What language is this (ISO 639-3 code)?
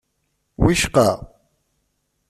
kab